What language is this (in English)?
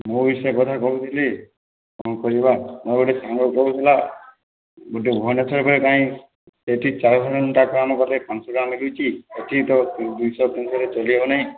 Odia